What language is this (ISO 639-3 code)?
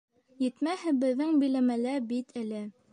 bak